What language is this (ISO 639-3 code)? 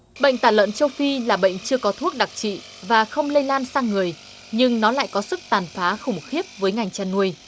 vie